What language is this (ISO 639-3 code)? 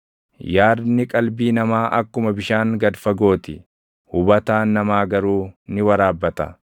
orm